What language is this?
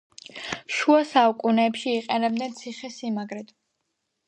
Georgian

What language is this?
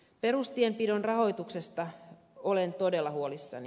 Finnish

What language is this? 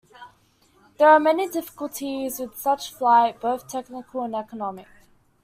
English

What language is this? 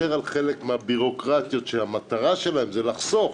Hebrew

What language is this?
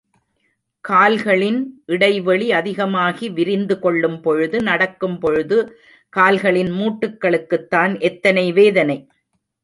Tamil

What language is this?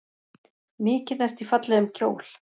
Icelandic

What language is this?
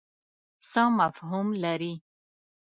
Pashto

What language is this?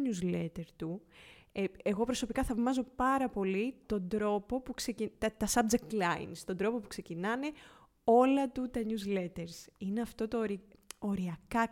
Greek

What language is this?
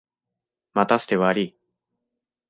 Japanese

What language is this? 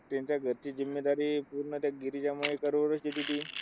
Marathi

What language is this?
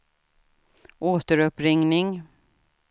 Swedish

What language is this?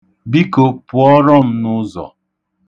Igbo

